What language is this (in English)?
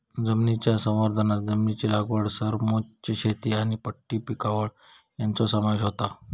Marathi